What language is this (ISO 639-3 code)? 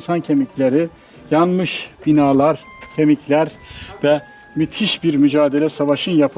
tur